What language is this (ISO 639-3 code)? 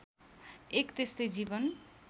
nep